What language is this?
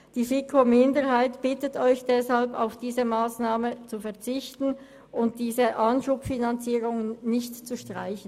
Swiss German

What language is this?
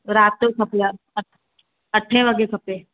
Sindhi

